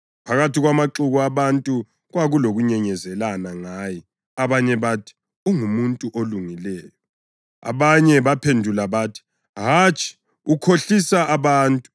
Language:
North Ndebele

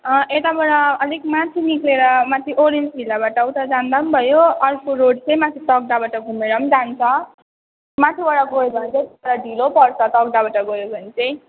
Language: Nepali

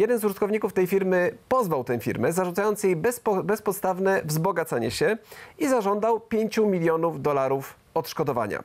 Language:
Polish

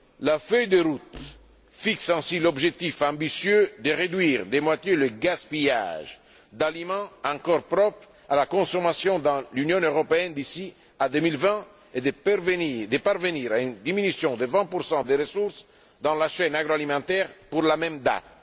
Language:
French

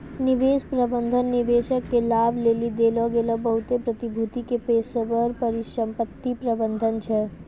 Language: Maithili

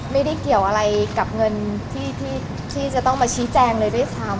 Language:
Thai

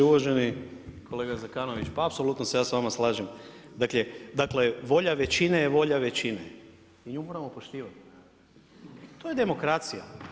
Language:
Croatian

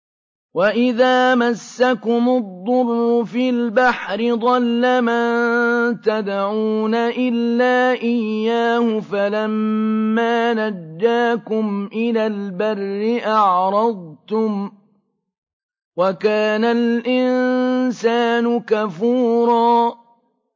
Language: Arabic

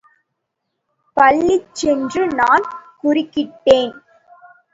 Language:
Tamil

